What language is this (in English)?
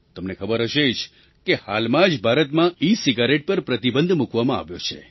Gujarati